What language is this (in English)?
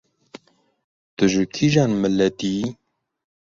Kurdish